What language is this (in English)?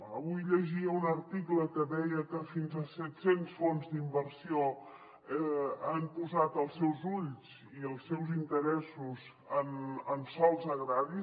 Catalan